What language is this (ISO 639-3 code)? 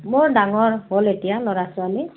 asm